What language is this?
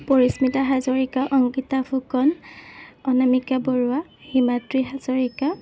Assamese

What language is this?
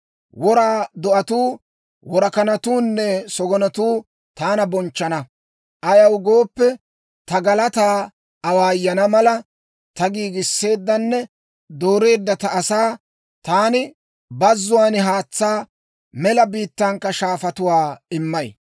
Dawro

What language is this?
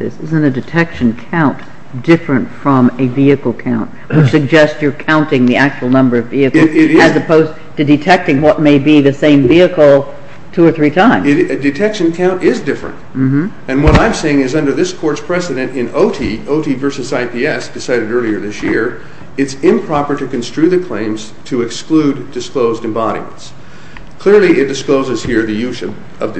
English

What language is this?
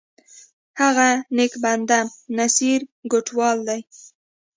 Pashto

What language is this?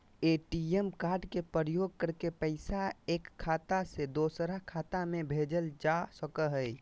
Magahi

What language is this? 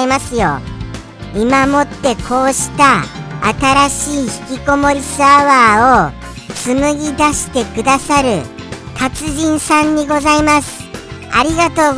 Japanese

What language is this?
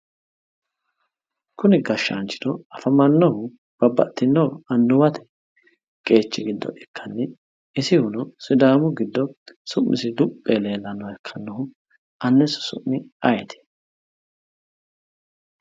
Sidamo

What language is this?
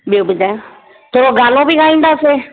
Sindhi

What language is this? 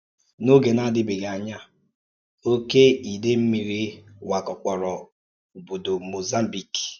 Igbo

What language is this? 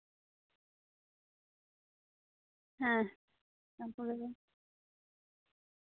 Santali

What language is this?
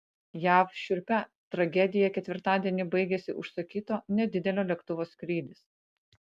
Lithuanian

